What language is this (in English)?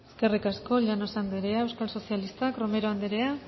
Basque